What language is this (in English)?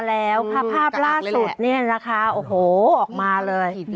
Thai